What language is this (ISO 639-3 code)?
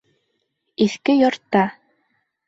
bak